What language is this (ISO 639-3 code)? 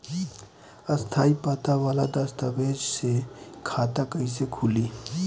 bho